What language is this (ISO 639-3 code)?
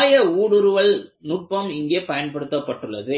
tam